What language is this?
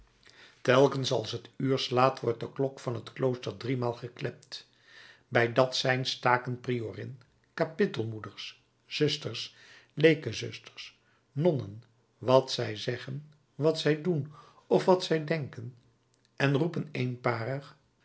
Dutch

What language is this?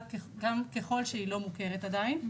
Hebrew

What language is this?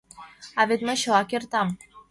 Mari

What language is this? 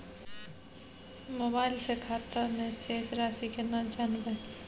Maithili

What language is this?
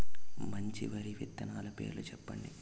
Telugu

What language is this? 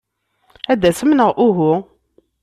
Kabyle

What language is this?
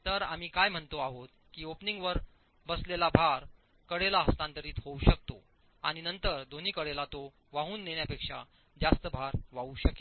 Marathi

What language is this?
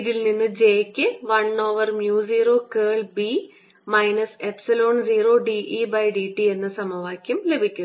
Malayalam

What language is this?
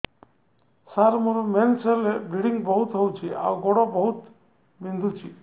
Odia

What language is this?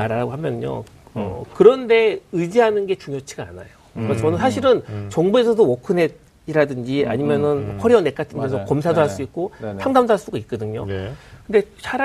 Korean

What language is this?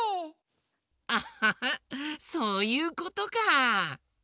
Japanese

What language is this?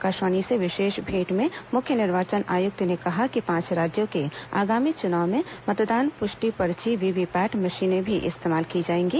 Hindi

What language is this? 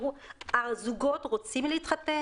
Hebrew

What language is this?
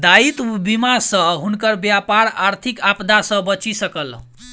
Maithili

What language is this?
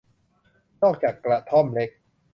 Thai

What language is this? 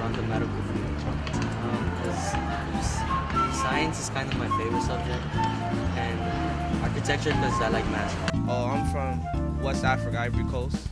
English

